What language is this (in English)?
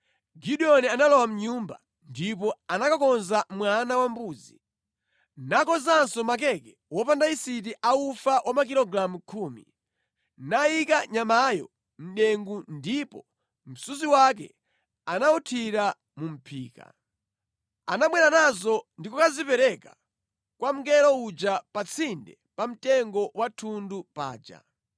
Nyanja